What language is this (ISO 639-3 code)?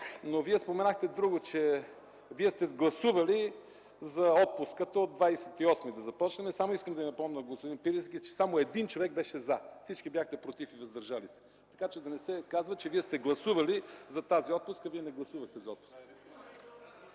bul